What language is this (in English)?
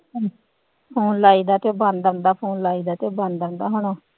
Punjabi